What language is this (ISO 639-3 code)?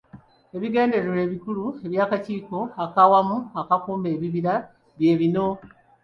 lug